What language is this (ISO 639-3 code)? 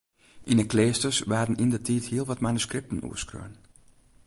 fry